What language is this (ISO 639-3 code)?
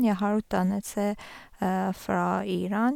nor